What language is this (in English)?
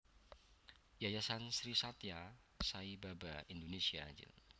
Javanese